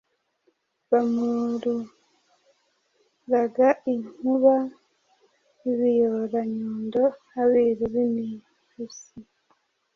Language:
Kinyarwanda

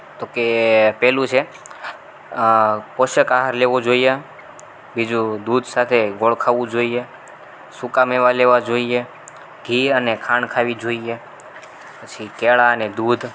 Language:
Gujarati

